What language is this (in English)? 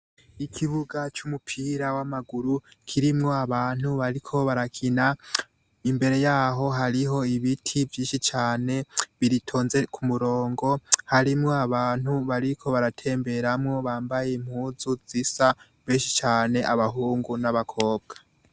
Rundi